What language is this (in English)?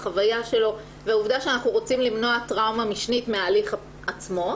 Hebrew